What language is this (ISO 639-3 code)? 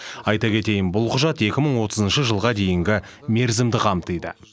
kaz